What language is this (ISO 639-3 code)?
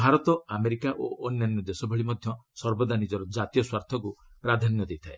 ori